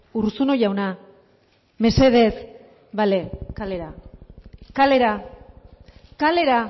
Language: Basque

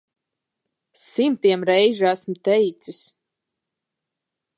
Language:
Latvian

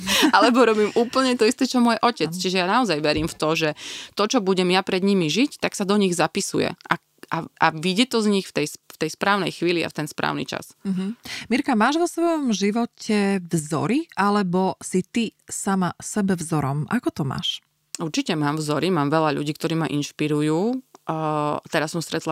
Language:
Slovak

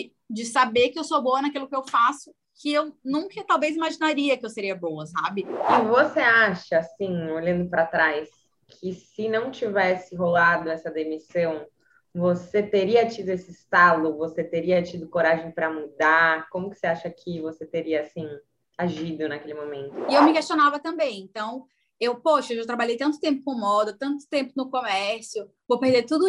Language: Portuguese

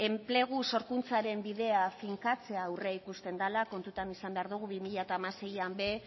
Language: Basque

